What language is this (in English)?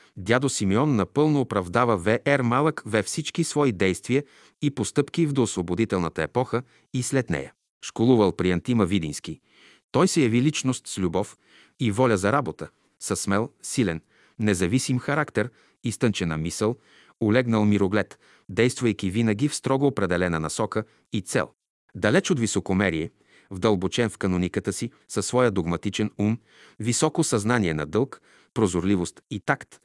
Bulgarian